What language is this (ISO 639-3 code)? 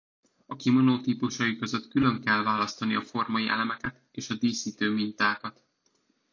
hun